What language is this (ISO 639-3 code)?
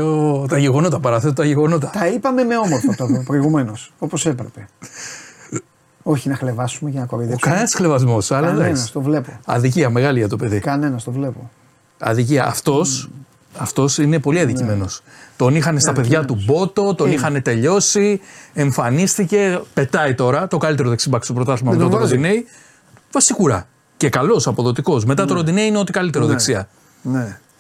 ell